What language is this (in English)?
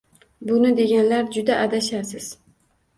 Uzbek